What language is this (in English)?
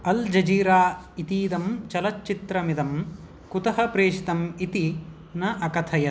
Sanskrit